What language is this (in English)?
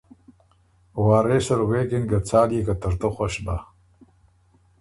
Ormuri